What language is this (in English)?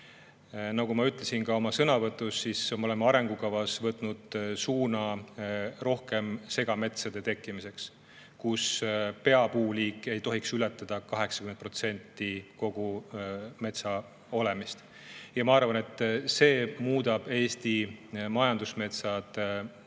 Estonian